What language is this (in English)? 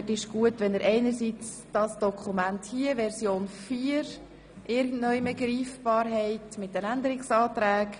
Swiss German